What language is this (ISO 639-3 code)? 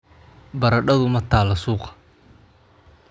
som